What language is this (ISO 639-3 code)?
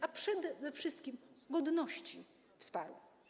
pol